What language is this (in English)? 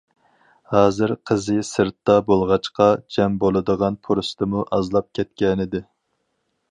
Uyghur